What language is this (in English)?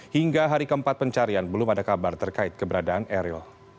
Indonesian